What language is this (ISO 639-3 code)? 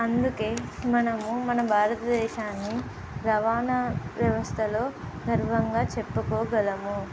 tel